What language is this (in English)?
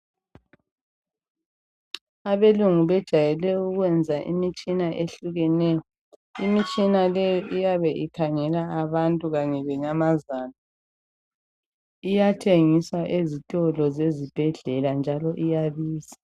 North Ndebele